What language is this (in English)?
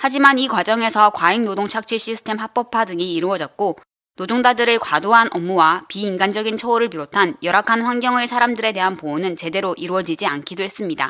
Korean